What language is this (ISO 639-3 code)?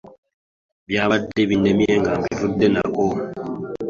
lug